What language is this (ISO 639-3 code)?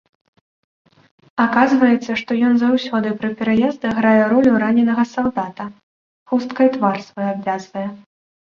bel